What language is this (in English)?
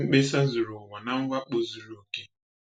Igbo